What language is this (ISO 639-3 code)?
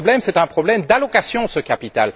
fra